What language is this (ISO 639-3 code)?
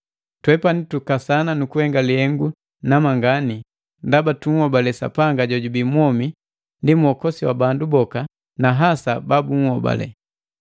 mgv